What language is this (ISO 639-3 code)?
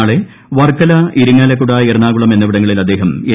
mal